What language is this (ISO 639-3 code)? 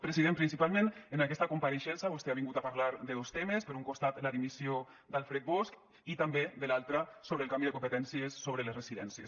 cat